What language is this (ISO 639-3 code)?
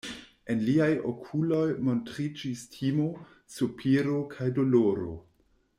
epo